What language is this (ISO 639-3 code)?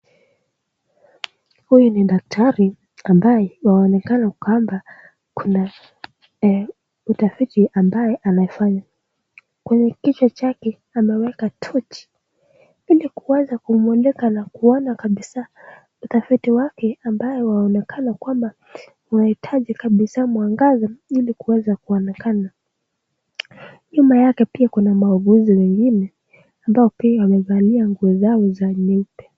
swa